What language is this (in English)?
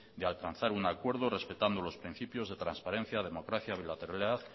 Spanish